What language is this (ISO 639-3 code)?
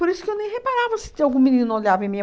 por